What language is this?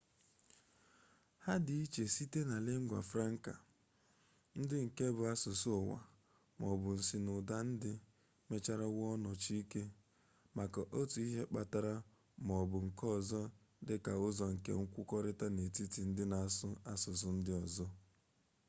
Igbo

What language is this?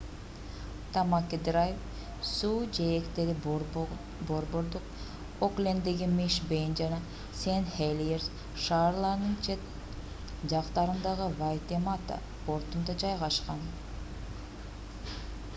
Kyrgyz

